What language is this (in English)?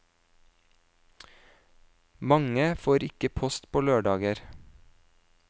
Norwegian